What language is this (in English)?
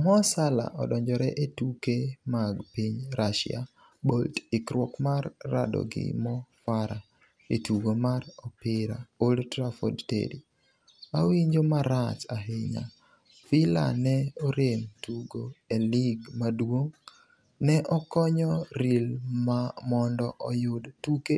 Luo (Kenya and Tanzania)